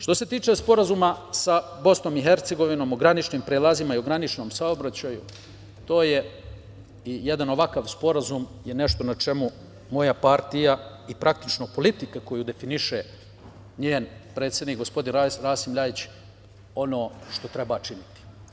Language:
Serbian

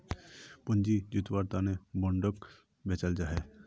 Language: Magahi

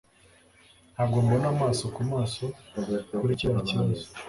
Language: Kinyarwanda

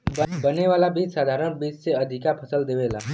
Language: Bhojpuri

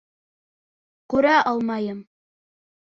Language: Bashkir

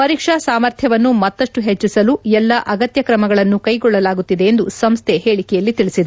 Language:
Kannada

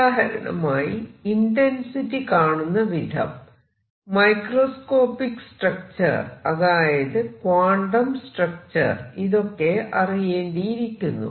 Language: Malayalam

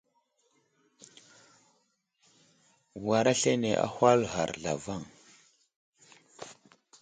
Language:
Wuzlam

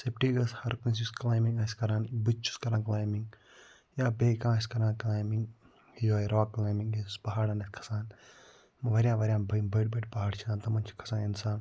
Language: Kashmiri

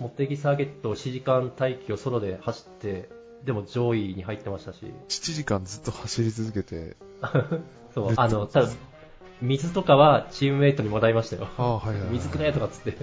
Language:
Japanese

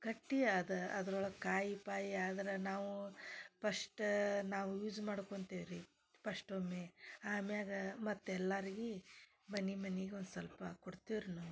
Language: Kannada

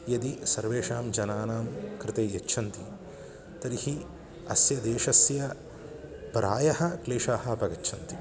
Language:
Sanskrit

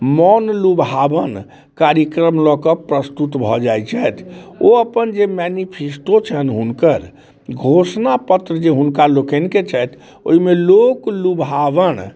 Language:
Maithili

